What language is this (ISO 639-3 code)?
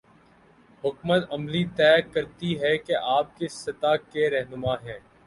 urd